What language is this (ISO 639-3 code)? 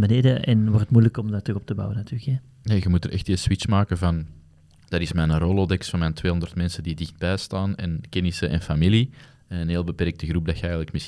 nld